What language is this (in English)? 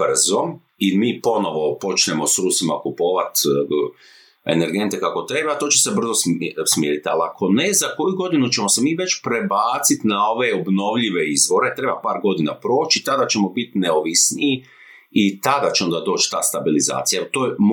Croatian